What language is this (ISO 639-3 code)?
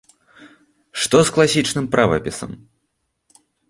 bel